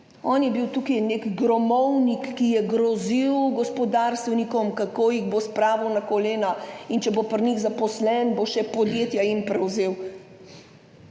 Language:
Slovenian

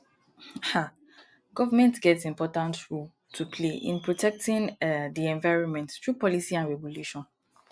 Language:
Nigerian Pidgin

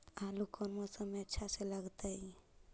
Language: Magahi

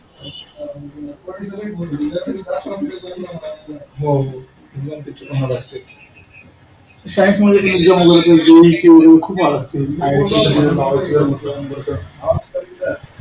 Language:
Marathi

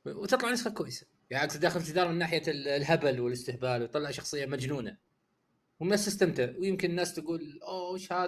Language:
Arabic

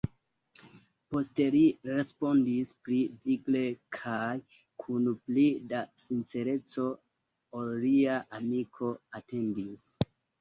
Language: Esperanto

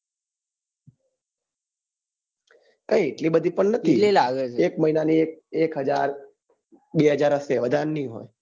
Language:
Gujarati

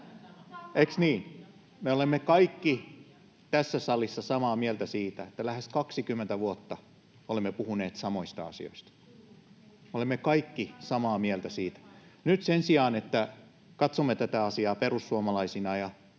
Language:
Finnish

